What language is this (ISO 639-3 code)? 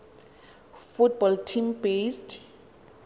xho